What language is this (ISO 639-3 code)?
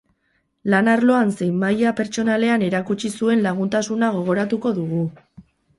eus